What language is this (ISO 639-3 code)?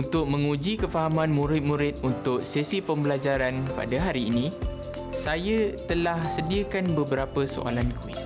msa